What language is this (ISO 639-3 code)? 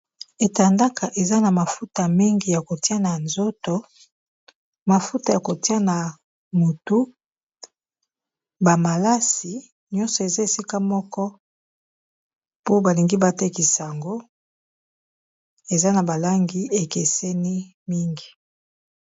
lin